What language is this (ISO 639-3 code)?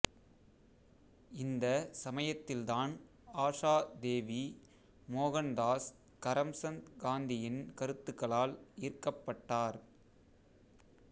tam